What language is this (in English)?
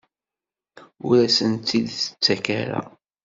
Kabyle